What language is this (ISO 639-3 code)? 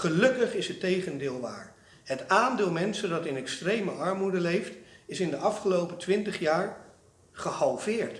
nld